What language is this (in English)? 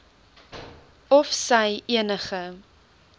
Afrikaans